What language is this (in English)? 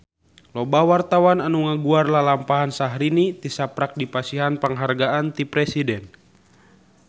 Sundanese